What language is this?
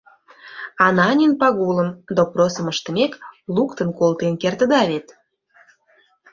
Mari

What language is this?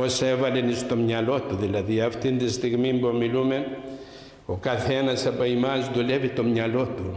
Greek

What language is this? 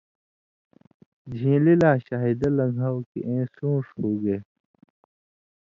Indus Kohistani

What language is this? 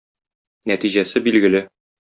Tatar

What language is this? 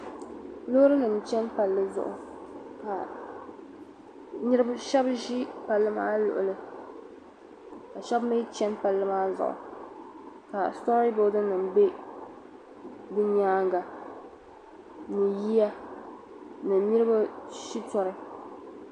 Dagbani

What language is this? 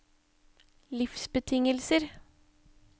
Norwegian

